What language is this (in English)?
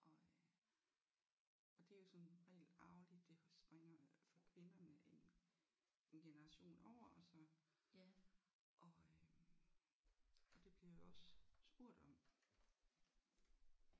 Danish